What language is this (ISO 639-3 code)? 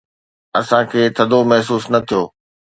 snd